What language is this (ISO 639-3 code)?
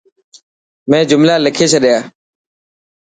mki